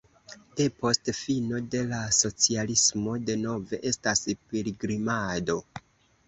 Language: Esperanto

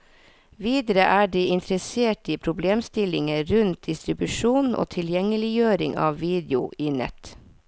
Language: Norwegian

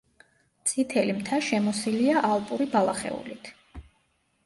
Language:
Georgian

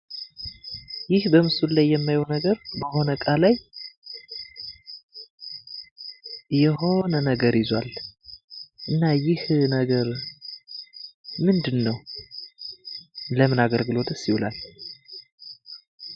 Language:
Amharic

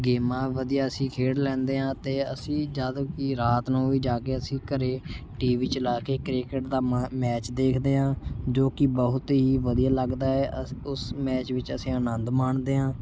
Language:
Punjabi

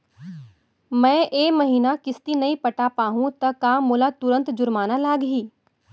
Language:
Chhattisgarhi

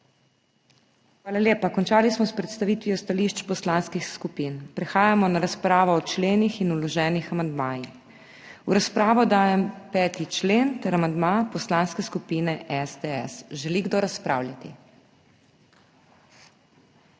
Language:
Slovenian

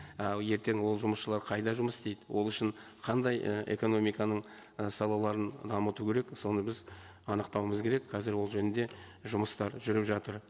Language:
Kazakh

